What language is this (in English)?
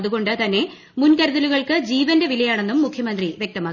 Malayalam